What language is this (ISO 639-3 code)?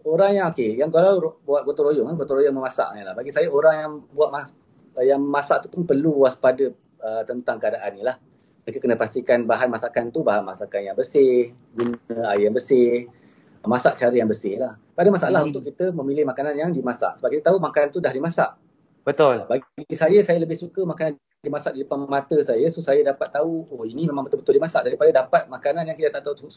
msa